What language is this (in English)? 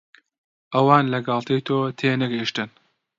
Central Kurdish